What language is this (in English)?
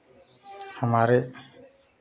Hindi